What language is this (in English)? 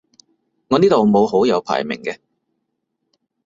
Cantonese